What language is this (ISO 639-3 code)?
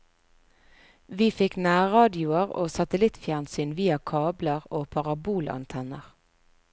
nor